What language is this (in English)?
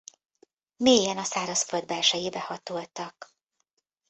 Hungarian